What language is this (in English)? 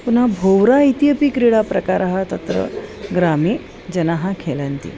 Sanskrit